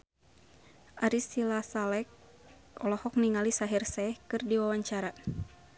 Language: Sundanese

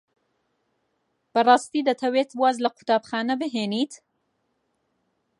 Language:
Central Kurdish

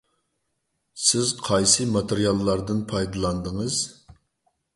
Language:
Uyghur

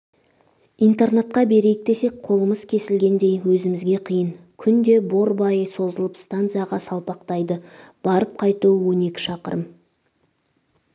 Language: Kazakh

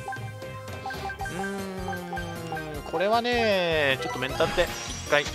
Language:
Japanese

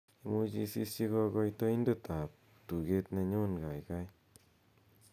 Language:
Kalenjin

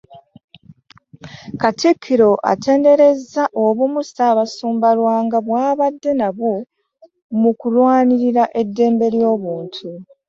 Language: Ganda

